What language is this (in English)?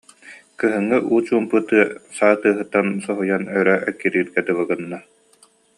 Yakut